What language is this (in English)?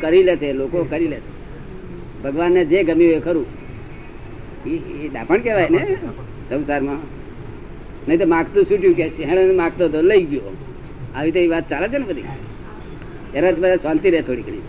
Gujarati